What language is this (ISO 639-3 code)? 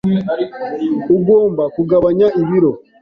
kin